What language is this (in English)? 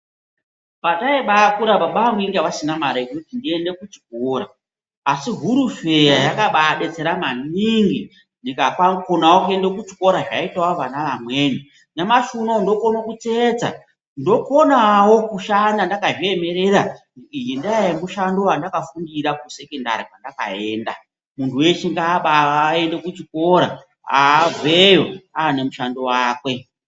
Ndau